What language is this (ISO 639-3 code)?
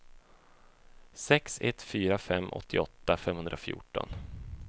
swe